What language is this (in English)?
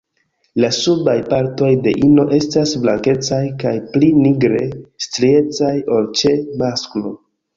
Esperanto